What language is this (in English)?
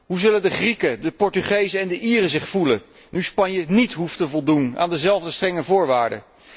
Dutch